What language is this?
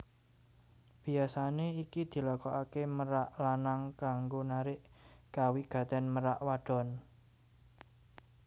Javanese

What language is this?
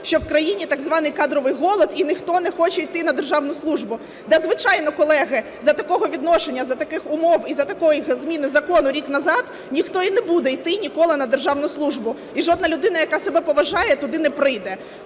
Ukrainian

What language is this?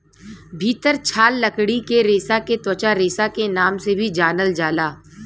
Bhojpuri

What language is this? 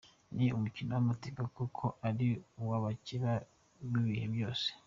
Kinyarwanda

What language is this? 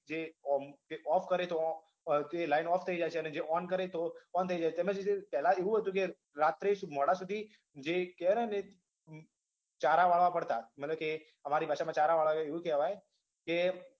Gujarati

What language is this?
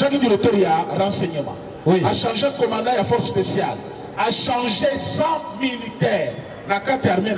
French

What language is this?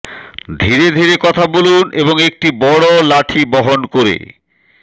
Bangla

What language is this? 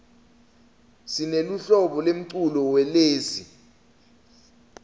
Swati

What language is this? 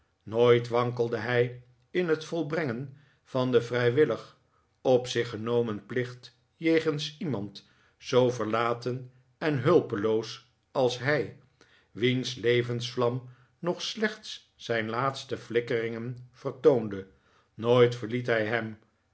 Dutch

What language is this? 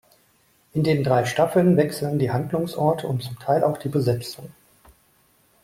German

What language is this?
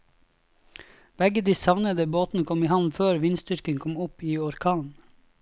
Norwegian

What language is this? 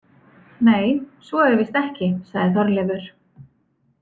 Icelandic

